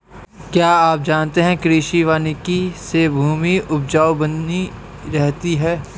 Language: Hindi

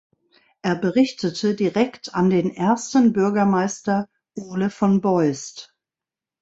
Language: German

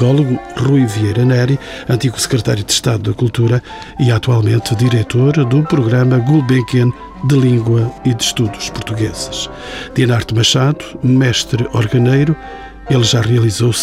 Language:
Portuguese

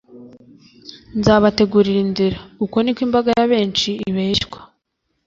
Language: Kinyarwanda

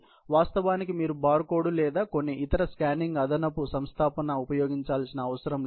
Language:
Telugu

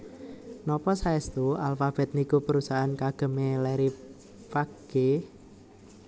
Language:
Javanese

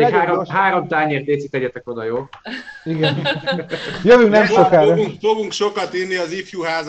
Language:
Hungarian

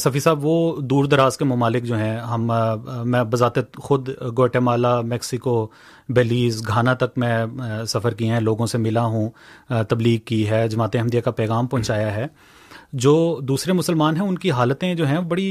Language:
Urdu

